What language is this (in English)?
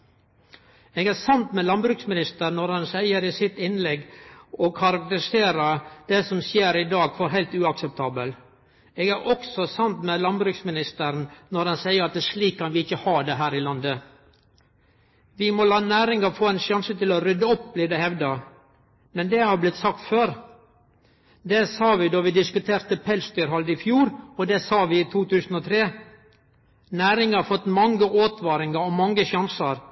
Norwegian Nynorsk